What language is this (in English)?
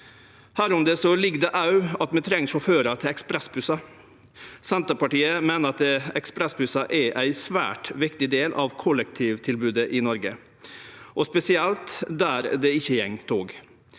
Norwegian